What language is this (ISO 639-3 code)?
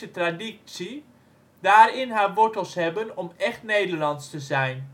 nld